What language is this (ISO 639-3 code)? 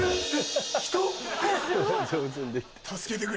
jpn